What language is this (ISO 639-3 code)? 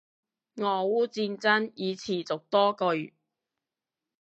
yue